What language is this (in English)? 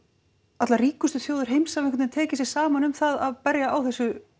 Icelandic